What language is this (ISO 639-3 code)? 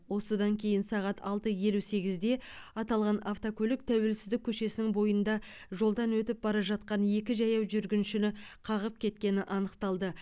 kaz